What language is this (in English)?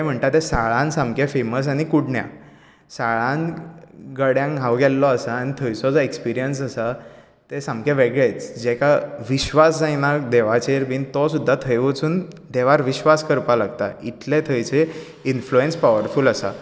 Konkani